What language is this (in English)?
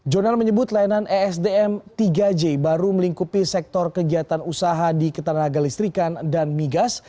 Indonesian